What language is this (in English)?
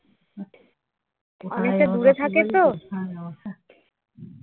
Bangla